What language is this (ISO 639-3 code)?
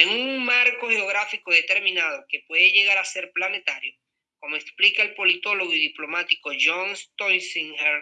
spa